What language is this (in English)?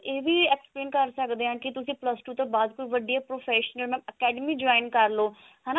Punjabi